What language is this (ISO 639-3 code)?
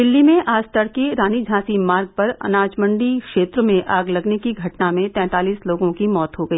hin